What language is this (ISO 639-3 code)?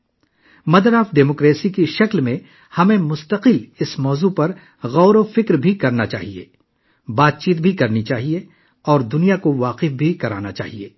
urd